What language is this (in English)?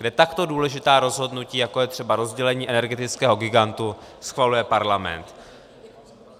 Czech